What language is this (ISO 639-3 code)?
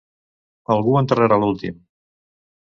cat